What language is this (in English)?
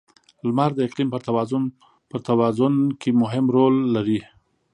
Pashto